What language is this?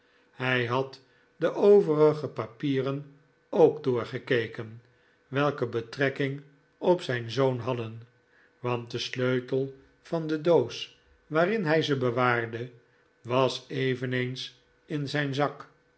Dutch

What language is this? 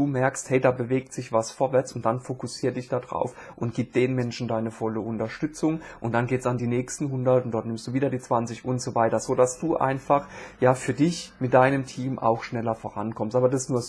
German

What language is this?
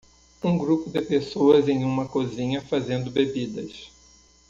Portuguese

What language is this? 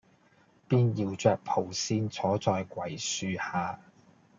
Cantonese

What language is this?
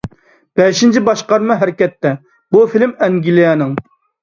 Uyghur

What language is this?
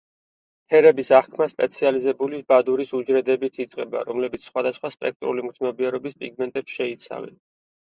Georgian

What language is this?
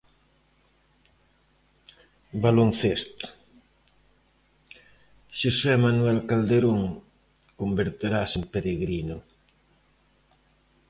Galician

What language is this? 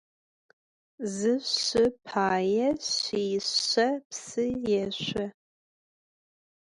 Adyghe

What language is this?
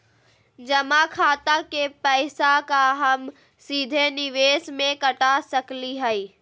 Magahi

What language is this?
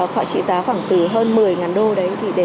Vietnamese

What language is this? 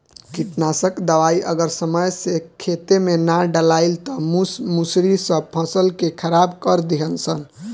Bhojpuri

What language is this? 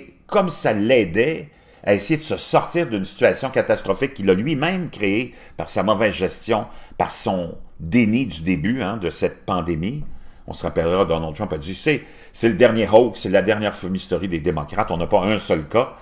French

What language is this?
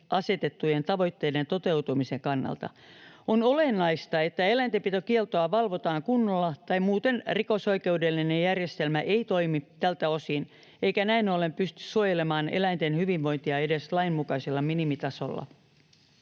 Finnish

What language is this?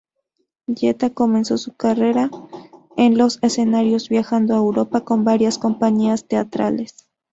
Spanish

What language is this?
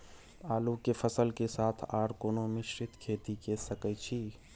Maithili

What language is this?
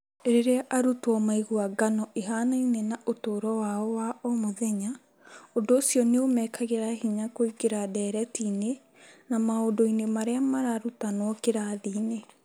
Kikuyu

